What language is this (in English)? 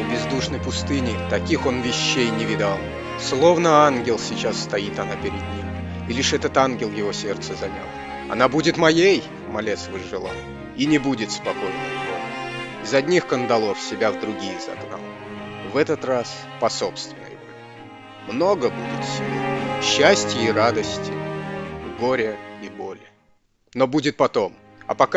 Russian